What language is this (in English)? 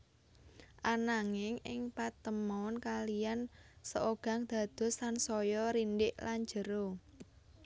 Javanese